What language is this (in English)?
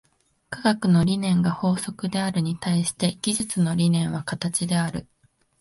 Japanese